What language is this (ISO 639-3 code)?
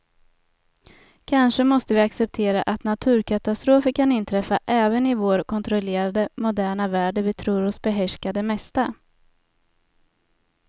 swe